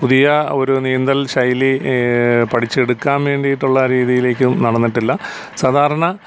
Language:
Malayalam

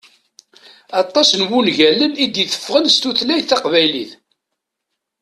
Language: Kabyle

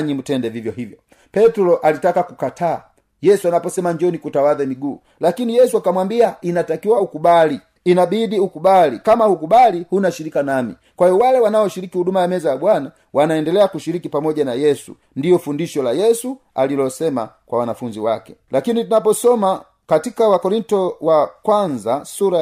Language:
Swahili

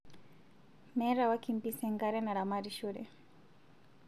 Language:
Masai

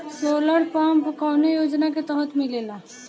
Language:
Bhojpuri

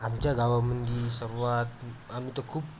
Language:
Marathi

